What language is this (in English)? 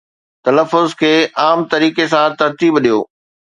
Sindhi